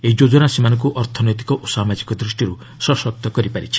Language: Odia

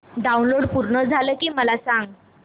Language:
Marathi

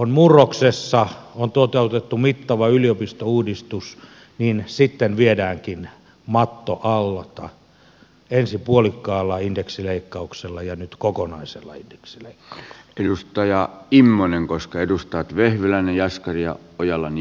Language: Finnish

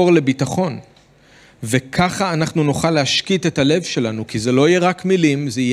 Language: Hebrew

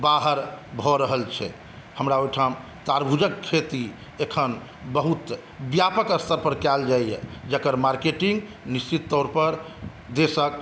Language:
Maithili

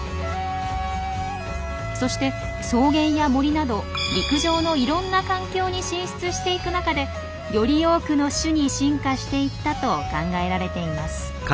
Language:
Japanese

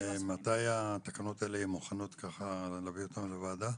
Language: Hebrew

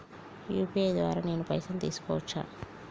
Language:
Telugu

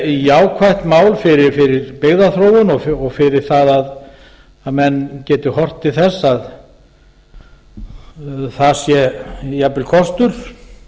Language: Icelandic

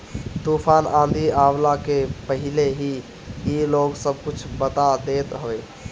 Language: Bhojpuri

